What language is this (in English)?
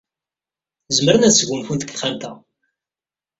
Kabyle